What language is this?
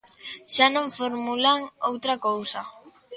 Galician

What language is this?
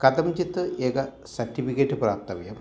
Sanskrit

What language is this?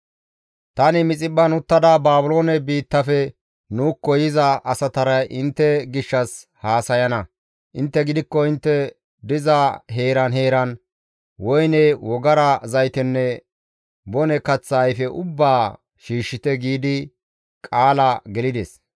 Gamo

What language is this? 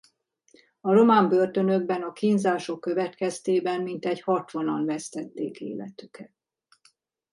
Hungarian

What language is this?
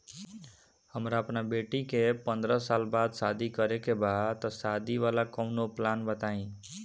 Bhojpuri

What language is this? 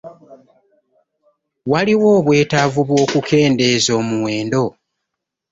Ganda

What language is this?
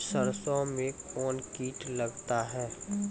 Maithili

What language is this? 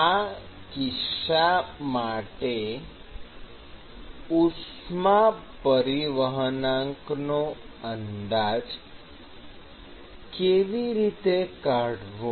Gujarati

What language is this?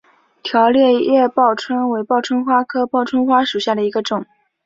Chinese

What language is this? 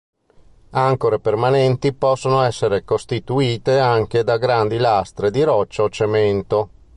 Italian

